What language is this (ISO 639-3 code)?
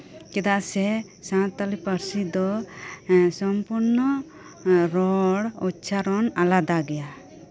sat